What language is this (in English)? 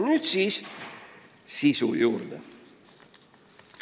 Estonian